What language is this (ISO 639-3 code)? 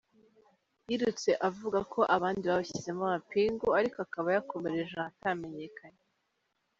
kin